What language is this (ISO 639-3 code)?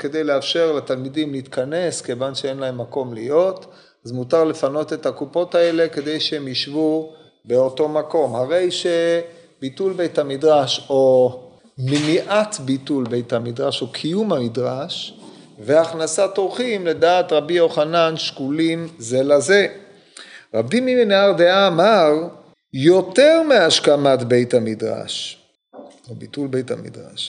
heb